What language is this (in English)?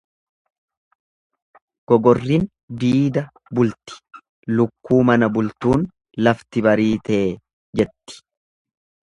Oromo